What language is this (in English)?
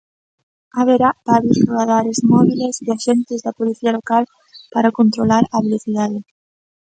Galician